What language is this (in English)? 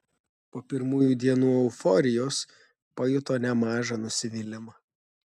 Lithuanian